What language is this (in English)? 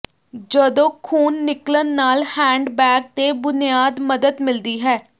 Punjabi